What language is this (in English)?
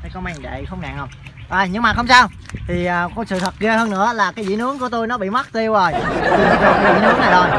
Vietnamese